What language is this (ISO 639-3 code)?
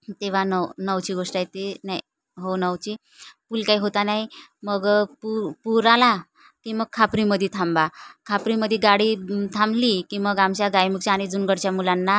mar